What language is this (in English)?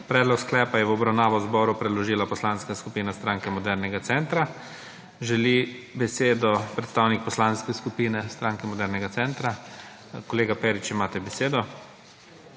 Slovenian